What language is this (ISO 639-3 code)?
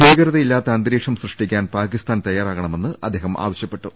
mal